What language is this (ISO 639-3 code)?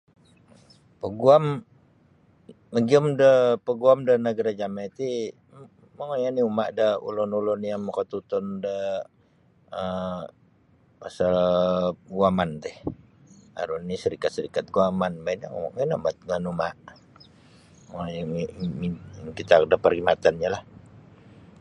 bsy